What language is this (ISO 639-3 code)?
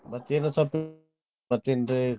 kan